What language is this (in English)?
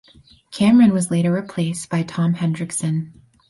English